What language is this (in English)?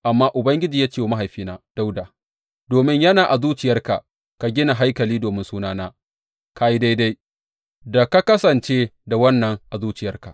Hausa